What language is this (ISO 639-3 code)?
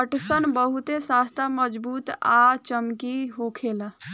bho